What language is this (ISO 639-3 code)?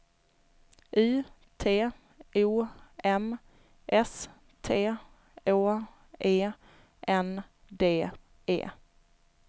swe